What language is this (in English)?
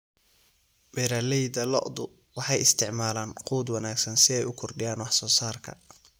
Somali